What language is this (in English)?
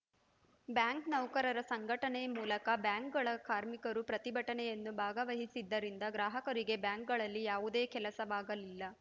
Kannada